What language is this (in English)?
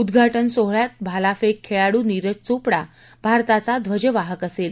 Marathi